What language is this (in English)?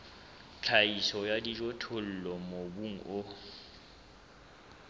Southern Sotho